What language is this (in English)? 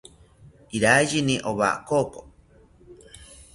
South Ucayali Ashéninka